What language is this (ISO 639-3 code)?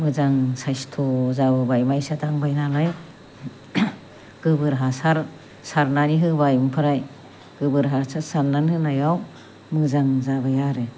brx